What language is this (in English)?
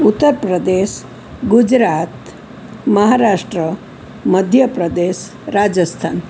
Gujarati